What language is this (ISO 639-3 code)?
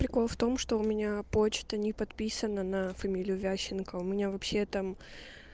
rus